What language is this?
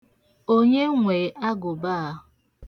Igbo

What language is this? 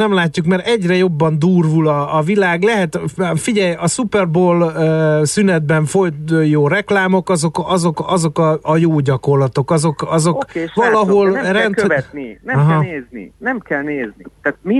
Hungarian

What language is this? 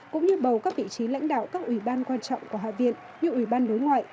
Vietnamese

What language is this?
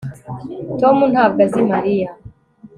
Kinyarwanda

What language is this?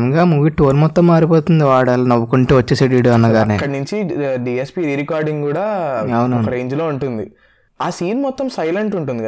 Telugu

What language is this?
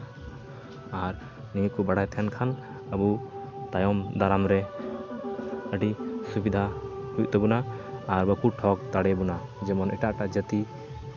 Santali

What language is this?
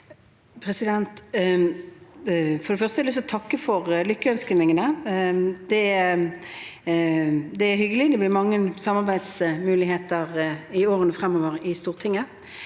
Norwegian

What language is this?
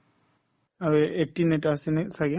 Assamese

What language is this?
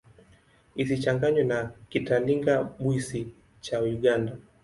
Swahili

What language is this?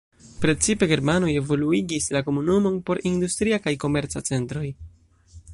Esperanto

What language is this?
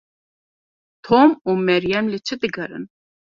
Kurdish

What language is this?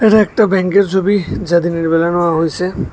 Bangla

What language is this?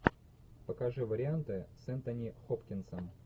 Russian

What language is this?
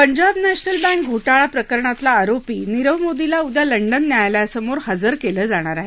Marathi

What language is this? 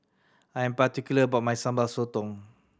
English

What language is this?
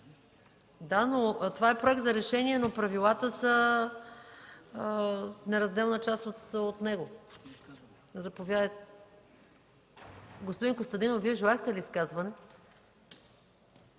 Bulgarian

